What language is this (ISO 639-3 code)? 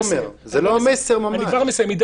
heb